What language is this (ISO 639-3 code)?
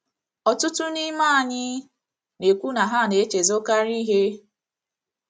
ibo